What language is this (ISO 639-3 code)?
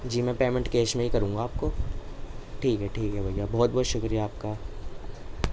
urd